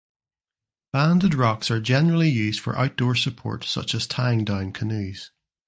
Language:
English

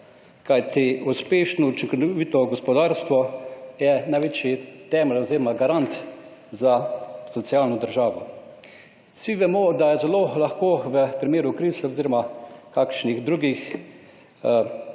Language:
Slovenian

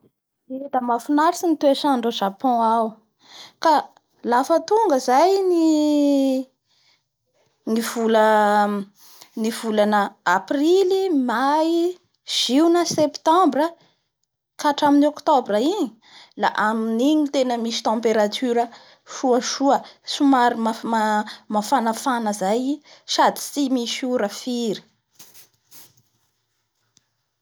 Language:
Bara Malagasy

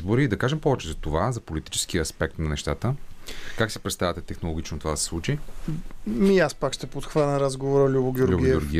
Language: Bulgarian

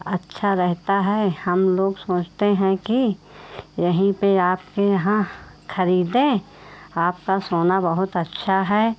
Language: Hindi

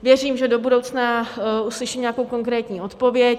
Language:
Czech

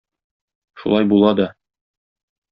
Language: Tatar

